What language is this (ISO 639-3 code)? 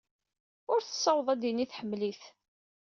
kab